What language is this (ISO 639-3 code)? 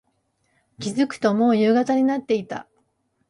jpn